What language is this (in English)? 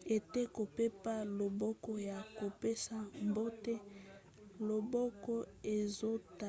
Lingala